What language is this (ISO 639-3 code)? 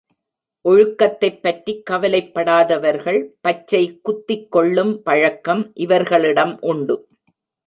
tam